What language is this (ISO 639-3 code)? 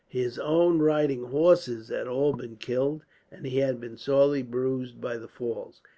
eng